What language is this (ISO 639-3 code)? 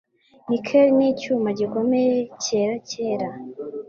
kin